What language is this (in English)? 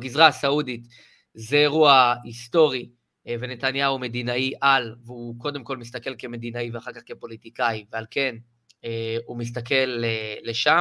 Hebrew